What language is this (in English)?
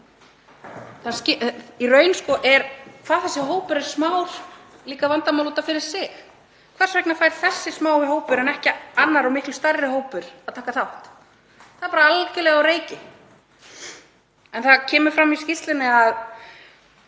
Icelandic